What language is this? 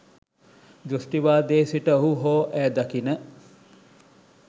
Sinhala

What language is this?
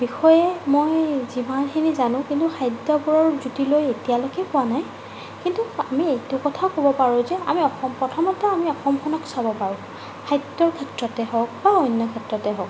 Assamese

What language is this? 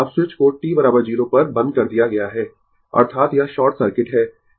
Hindi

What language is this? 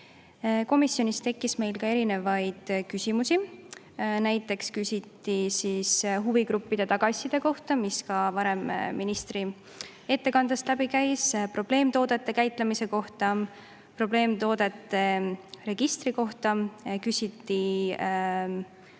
Estonian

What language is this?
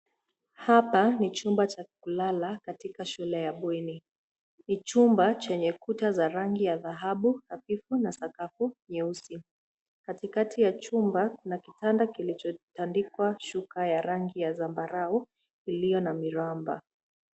Swahili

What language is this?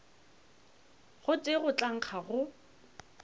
Northern Sotho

